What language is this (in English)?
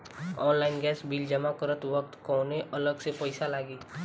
Bhojpuri